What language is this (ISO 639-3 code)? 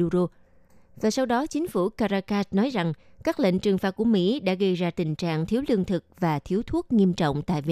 vie